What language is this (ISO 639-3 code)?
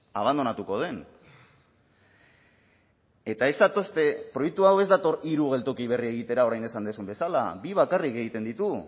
eus